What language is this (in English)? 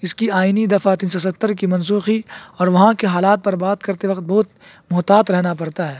Urdu